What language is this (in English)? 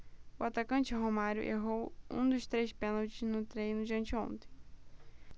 Portuguese